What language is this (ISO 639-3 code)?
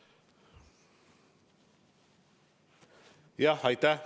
est